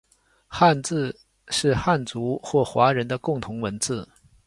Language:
Chinese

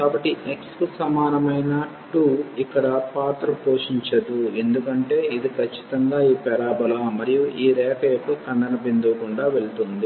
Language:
Telugu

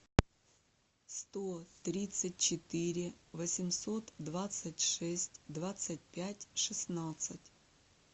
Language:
Russian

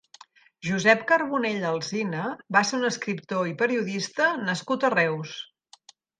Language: Catalan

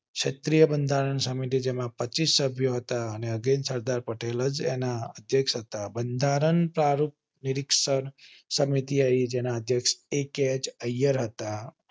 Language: Gujarati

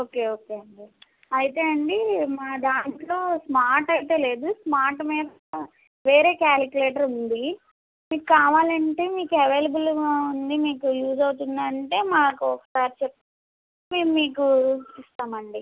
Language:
Telugu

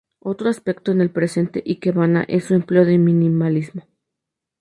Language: Spanish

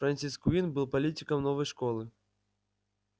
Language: Russian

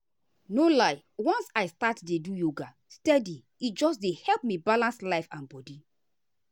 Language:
Nigerian Pidgin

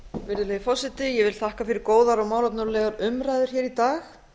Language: Icelandic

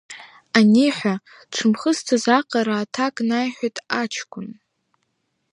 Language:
Abkhazian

